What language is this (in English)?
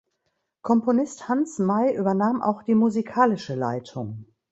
German